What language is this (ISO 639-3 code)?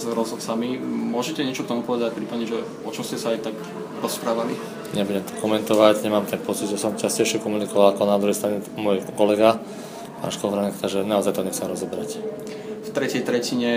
slk